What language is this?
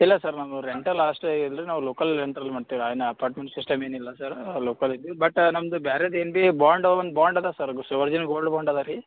Kannada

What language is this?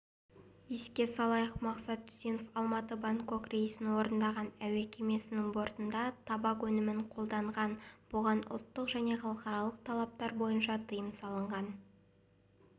Kazakh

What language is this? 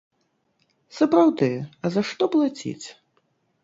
Belarusian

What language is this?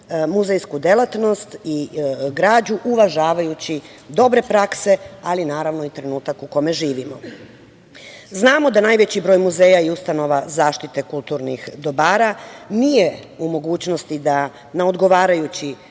Serbian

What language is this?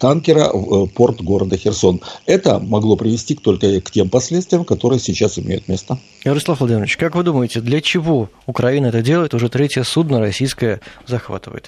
Russian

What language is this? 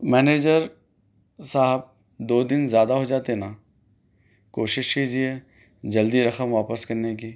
Urdu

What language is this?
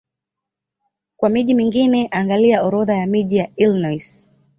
Swahili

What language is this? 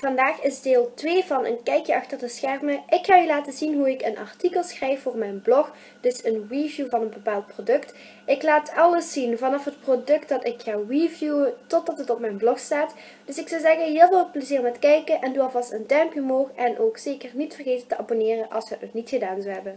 Dutch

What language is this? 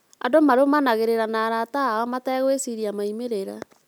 Kikuyu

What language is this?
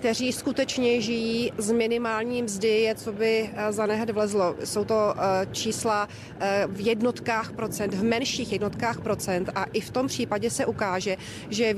Czech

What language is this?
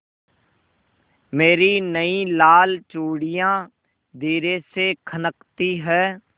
Hindi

